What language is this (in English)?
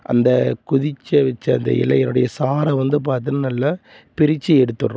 Tamil